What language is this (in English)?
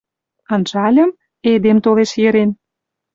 Western Mari